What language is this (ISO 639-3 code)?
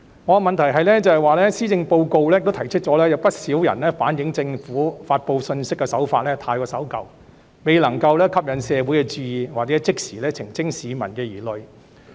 yue